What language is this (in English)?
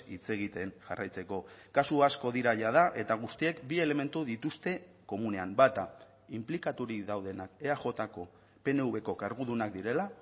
Basque